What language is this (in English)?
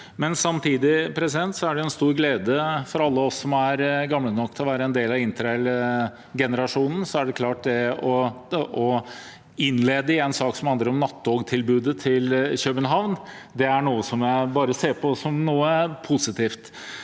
Norwegian